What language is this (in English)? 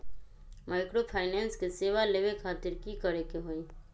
Magahi